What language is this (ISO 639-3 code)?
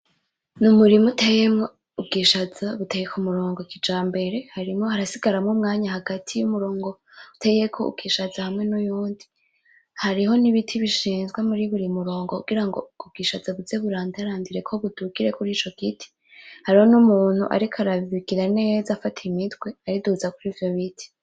run